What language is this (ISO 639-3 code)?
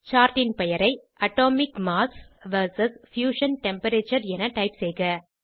tam